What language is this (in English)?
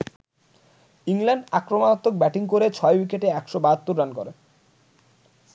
Bangla